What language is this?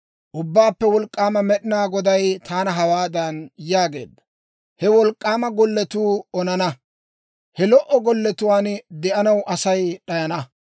Dawro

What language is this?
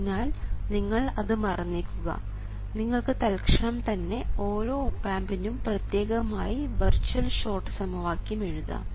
Malayalam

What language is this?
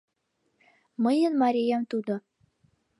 Mari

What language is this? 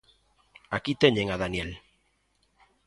Galician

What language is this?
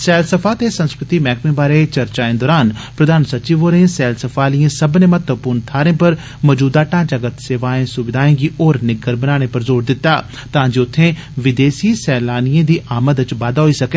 Dogri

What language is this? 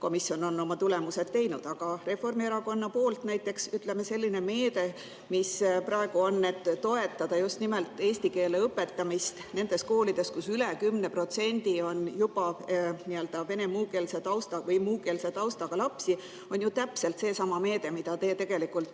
Estonian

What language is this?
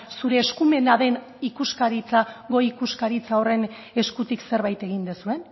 Basque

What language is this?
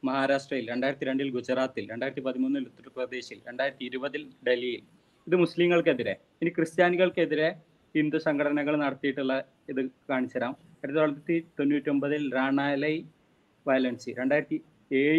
Malayalam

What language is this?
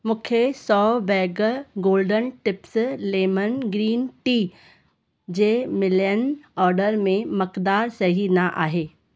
Sindhi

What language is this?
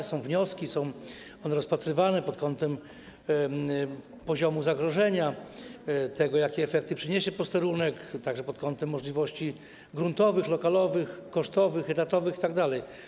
Polish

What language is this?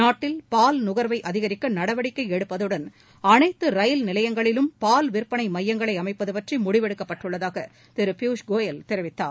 Tamil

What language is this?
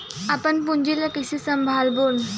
Chhattisgarhi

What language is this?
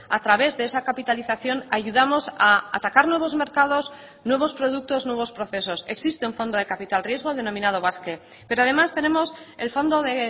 Spanish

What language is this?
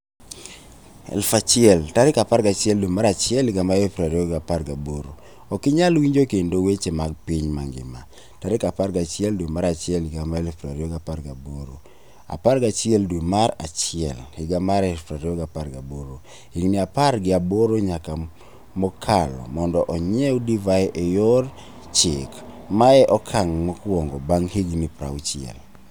Luo (Kenya and Tanzania)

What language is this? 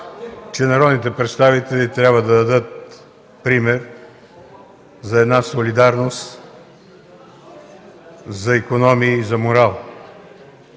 Bulgarian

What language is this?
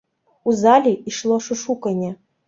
Belarusian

